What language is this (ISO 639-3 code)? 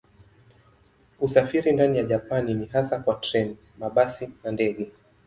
swa